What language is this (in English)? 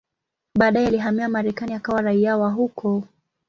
Swahili